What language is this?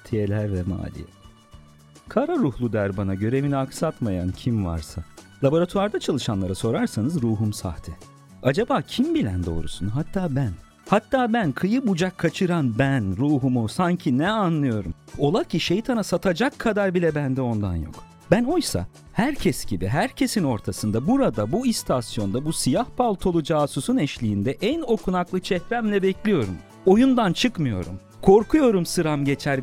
Turkish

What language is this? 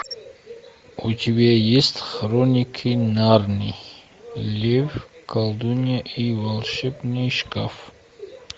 Russian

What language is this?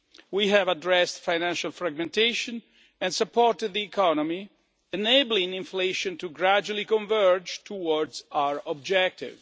English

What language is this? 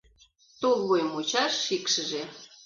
Mari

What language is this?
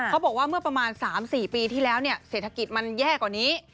Thai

